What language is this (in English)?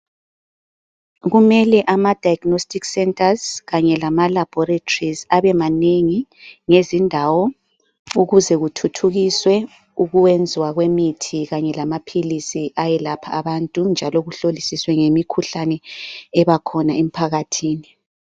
North Ndebele